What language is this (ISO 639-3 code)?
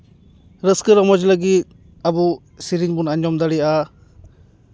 sat